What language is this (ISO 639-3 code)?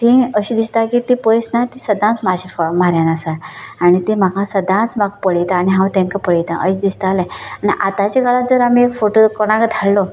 kok